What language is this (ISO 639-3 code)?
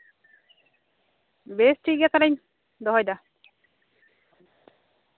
sat